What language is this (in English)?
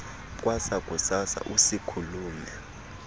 Xhosa